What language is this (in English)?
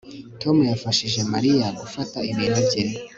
Kinyarwanda